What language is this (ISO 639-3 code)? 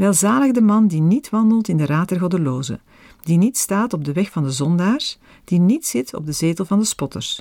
nld